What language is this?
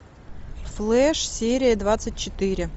Russian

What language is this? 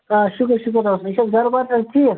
Kashmiri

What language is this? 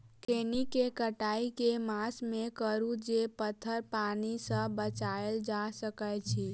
Maithili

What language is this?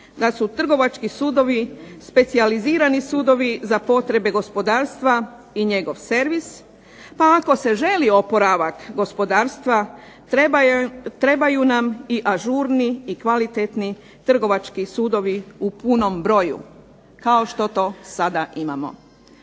Croatian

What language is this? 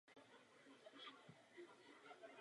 Czech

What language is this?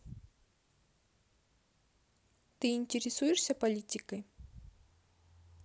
Russian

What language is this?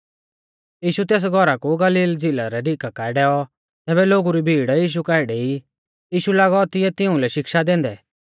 Mahasu Pahari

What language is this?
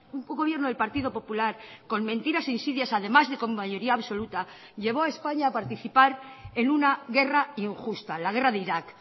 Spanish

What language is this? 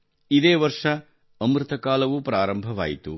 Kannada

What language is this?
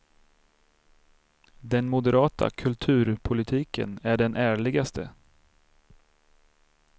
Swedish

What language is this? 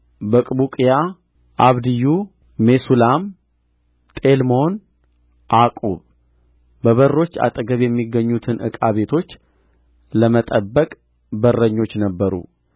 Amharic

